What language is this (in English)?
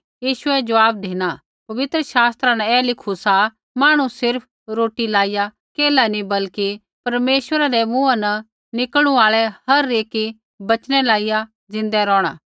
Kullu Pahari